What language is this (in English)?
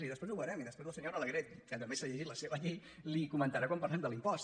Catalan